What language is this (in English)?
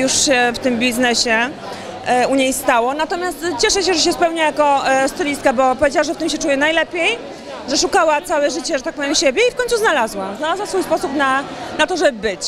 Polish